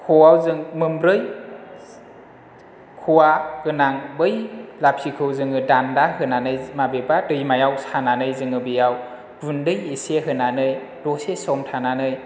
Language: Bodo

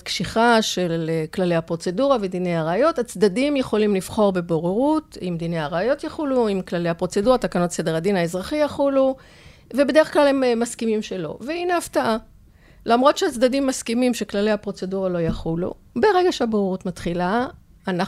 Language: Hebrew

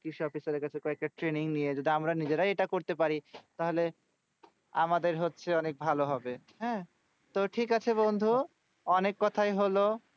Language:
Bangla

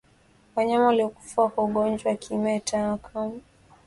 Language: Swahili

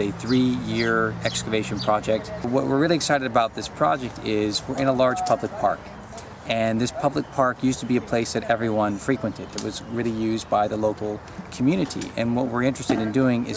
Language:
English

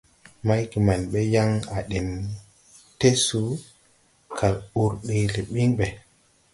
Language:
Tupuri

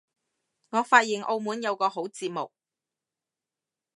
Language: Cantonese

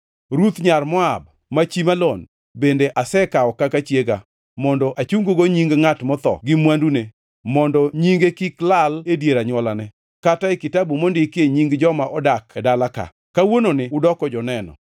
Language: Luo (Kenya and Tanzania)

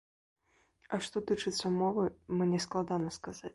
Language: Belarusian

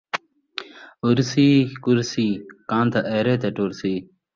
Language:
Saraiki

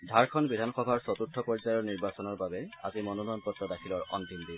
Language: Assamese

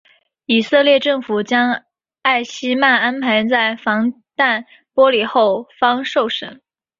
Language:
Chinese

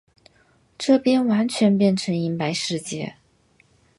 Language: Chinese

